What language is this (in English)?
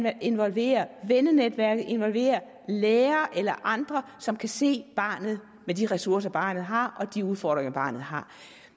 Danish